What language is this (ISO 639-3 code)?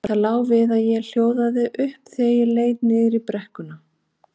isl